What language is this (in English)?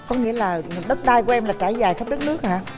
Vietnamese